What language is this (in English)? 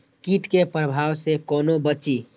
Maithili